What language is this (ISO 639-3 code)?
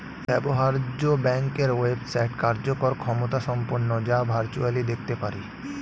ben